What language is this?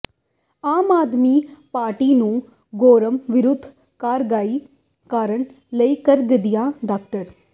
Punjabi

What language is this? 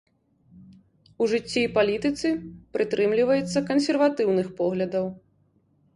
Belarusian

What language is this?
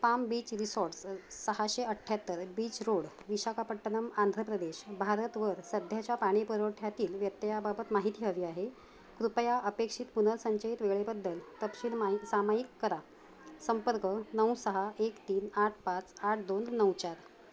Marathi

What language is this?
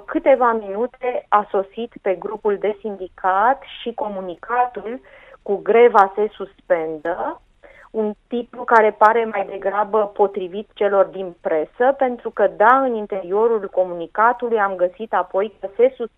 Romanian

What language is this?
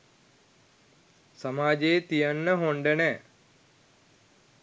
Sinhala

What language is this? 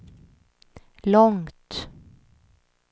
Swedish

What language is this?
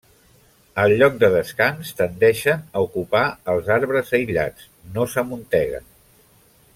Catalan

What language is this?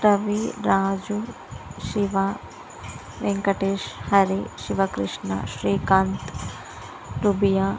Telugu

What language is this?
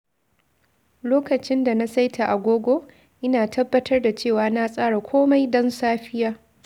Hausa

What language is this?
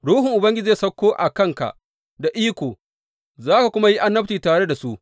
Hausa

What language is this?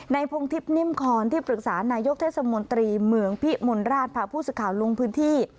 Thai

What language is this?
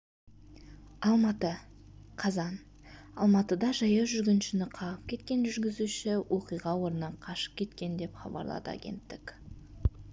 Kazakh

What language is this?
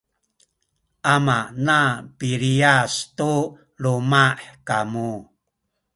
Sakizaya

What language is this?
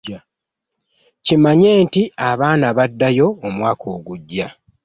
Ganda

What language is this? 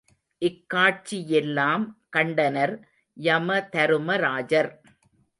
Tamil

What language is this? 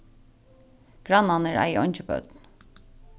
Faroese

